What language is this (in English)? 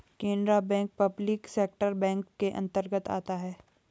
Hindi